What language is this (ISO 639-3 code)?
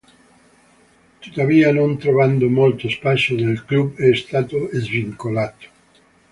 ita